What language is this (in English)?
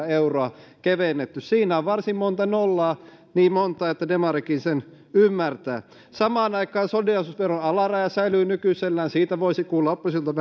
Finnish